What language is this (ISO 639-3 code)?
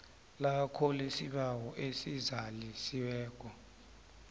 nbl